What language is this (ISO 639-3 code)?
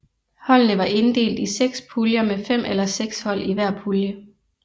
dan